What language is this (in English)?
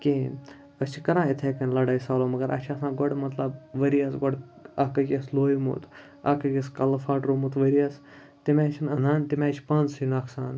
Kashmiri